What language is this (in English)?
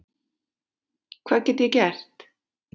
Icelandic